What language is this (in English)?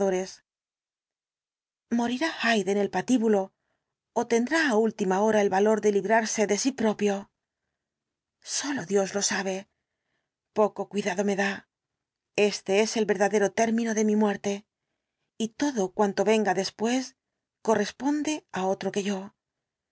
Spanish